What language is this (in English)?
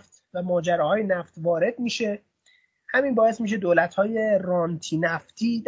Persian